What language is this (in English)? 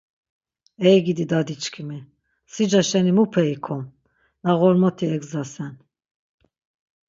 Laz